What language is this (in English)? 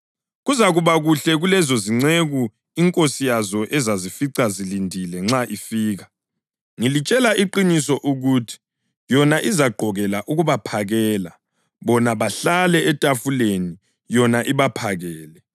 North Ndebele